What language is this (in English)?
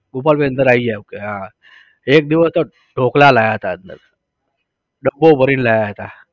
Gujarati